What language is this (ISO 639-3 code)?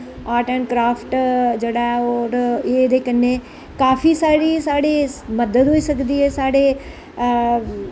doi